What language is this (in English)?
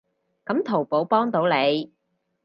Cantonese